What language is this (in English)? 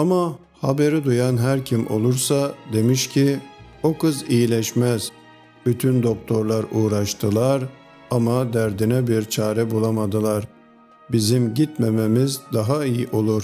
Turkish